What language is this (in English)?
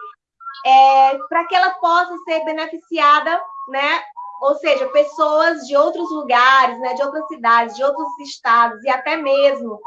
Portuguese